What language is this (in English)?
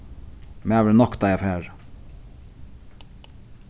Faroese